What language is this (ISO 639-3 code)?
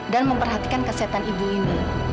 ind